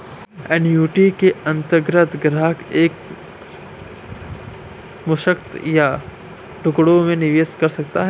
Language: Hindi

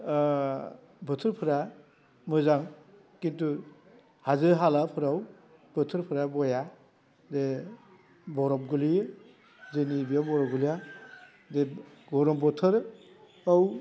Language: Bodo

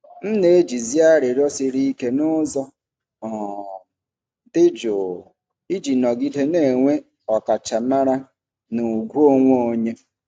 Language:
Igbo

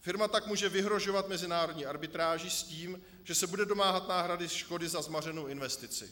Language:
Czech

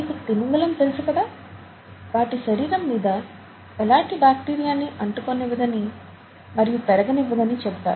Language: Telugu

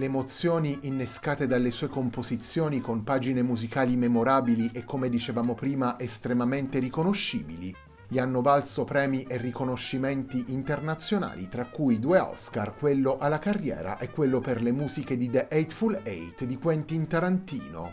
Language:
Italian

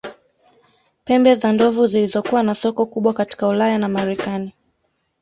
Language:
Swahili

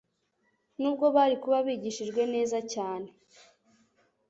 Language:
Kinyarwanda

